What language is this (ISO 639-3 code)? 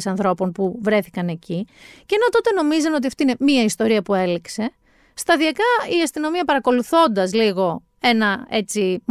ell